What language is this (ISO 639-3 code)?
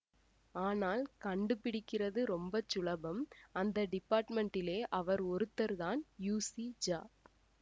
tam